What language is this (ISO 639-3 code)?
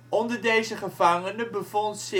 nld